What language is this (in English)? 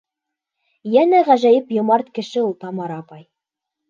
Bashkir